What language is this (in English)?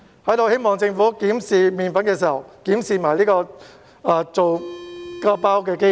Cantonese